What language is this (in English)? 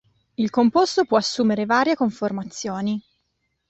Italian